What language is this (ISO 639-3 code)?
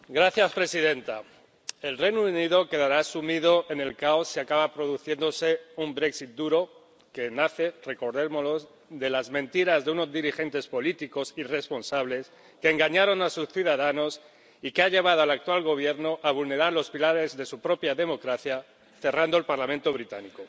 spa